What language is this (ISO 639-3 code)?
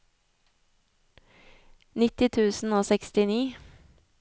nor